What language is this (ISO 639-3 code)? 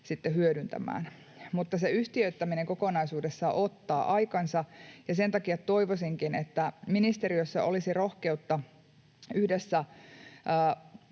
fin